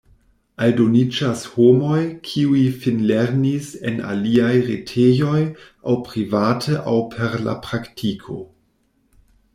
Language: Esperanto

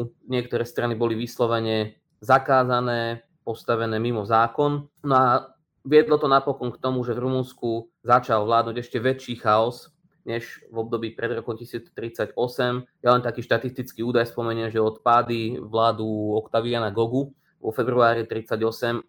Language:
Slovak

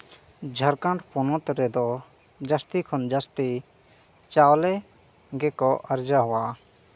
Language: Santali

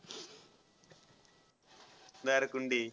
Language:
Marathi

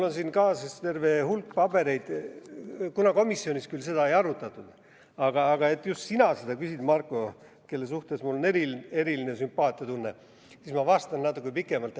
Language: Estonian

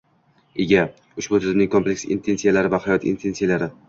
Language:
Uzbek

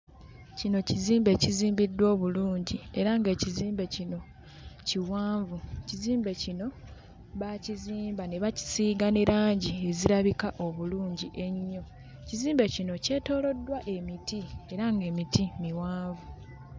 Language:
Ganda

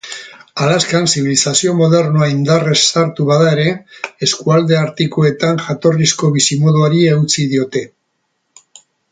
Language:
Basque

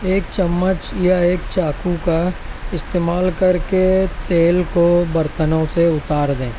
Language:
Urdu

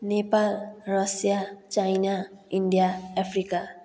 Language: Nepali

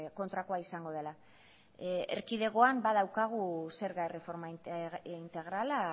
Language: Basque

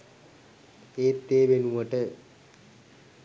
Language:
Sinhala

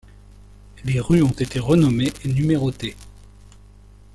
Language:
French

